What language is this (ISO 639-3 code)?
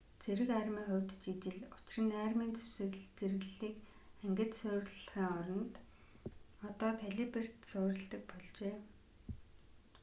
mon